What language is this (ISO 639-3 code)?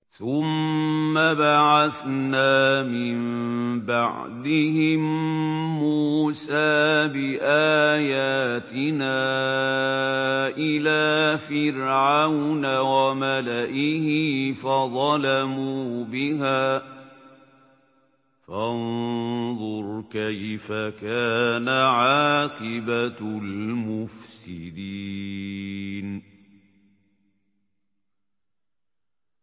ara